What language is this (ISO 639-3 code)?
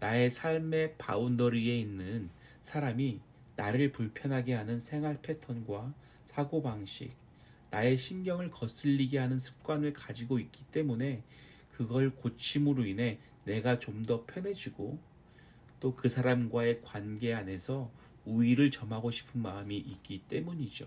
kor